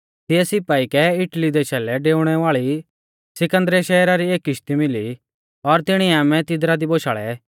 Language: Mahasu Pahari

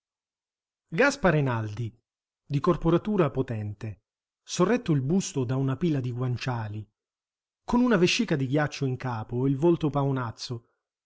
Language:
Italian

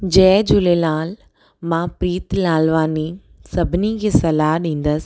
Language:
Sindhi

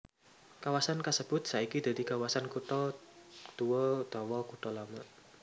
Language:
Javanese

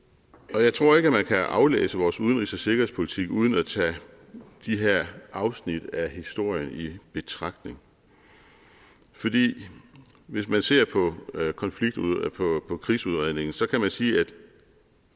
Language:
Danish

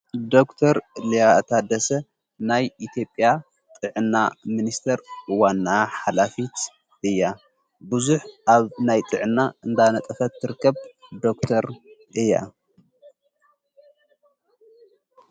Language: Tigrinya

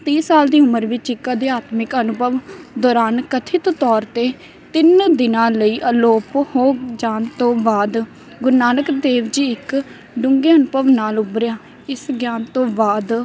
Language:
Punjabi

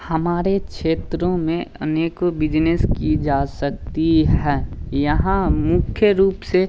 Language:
Hindi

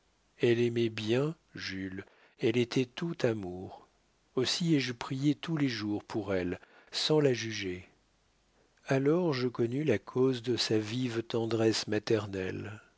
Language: French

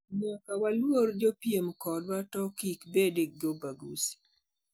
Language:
Luo (Kenya and Tanzania)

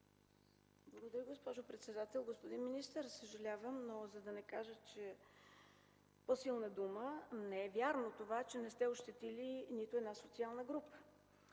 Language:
Bulgarian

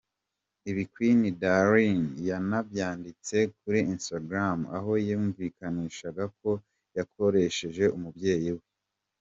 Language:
Kinyarwanda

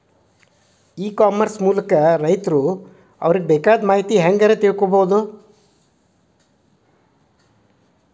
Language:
Kannada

